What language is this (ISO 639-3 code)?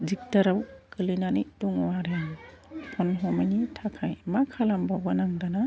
brx